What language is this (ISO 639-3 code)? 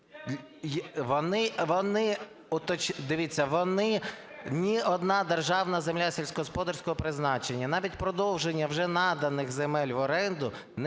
ukr